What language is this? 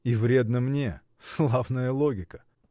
Russian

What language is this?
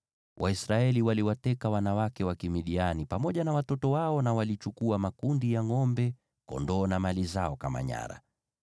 Swahili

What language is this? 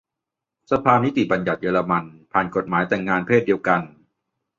Thai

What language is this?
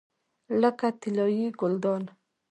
Pashto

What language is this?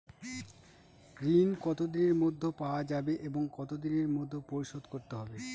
Bangla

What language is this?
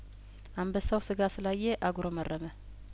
Amharic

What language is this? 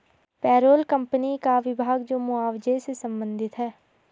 Hindi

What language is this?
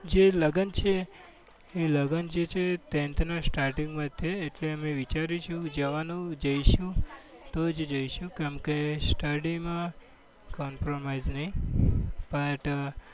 Gujarati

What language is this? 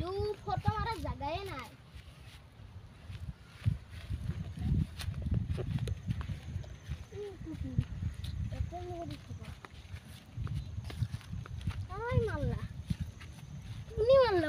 Romanian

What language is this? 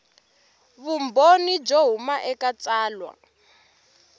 Tsonga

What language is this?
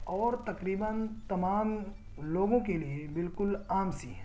Urdu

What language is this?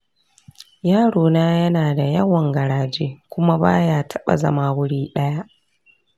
Hausa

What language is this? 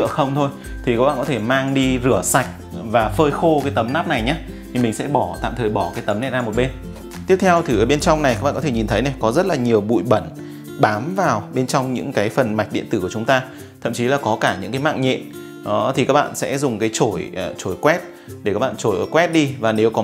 Vietnamese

